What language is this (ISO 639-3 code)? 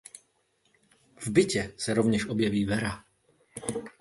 ces